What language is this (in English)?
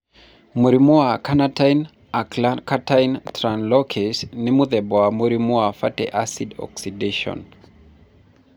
Kikuyu